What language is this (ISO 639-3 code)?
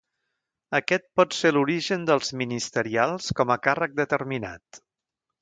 cat